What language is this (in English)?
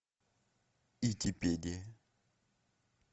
Russian